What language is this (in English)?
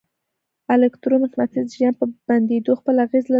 Pashto